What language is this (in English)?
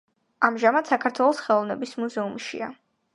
Georgian